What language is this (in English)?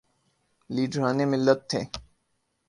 Urdu